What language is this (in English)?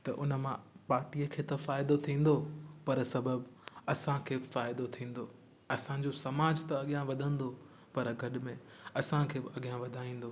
Sindhi